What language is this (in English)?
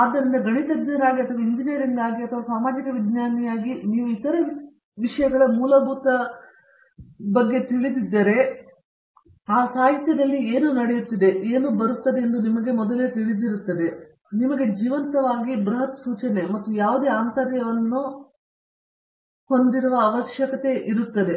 Kannada